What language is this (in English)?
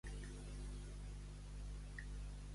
Catalan